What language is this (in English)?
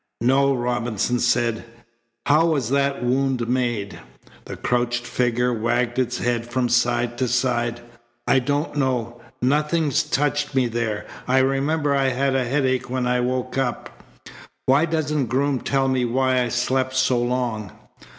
English